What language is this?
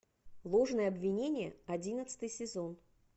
Russian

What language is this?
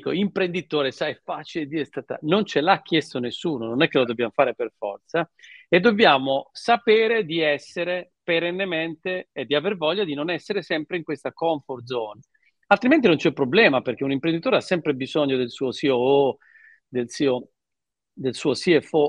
Italian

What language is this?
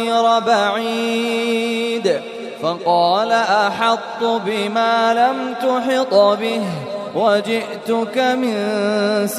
Arabic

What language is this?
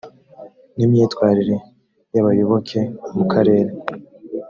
Kinyarwanda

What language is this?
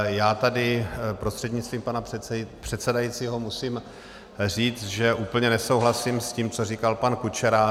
Czech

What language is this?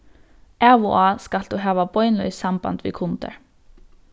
Faroese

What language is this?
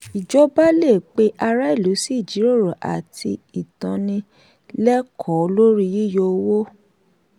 Yoruba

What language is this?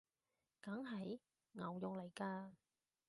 Cantonese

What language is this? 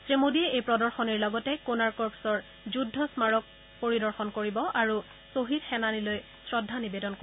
Assamese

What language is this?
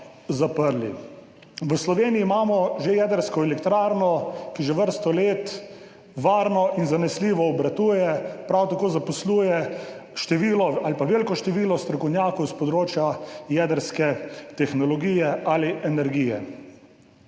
Slovenian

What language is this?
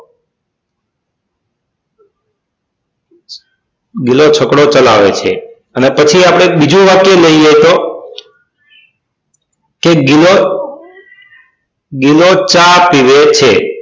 Gujarati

